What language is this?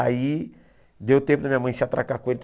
Portuguese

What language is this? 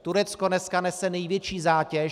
Czech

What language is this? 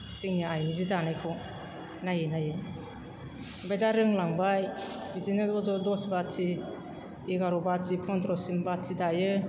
Bodo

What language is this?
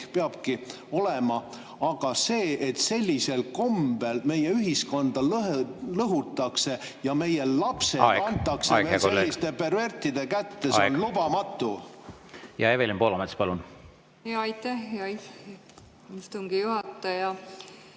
Estonian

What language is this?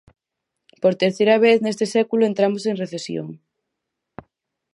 Galician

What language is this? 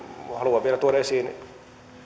Finnish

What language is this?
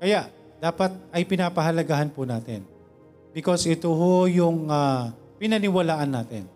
Filipino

